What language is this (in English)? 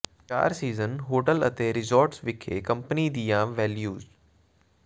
Punjabi